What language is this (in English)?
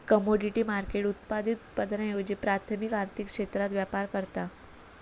Marathi